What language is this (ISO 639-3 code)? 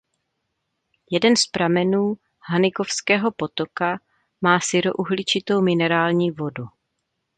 ces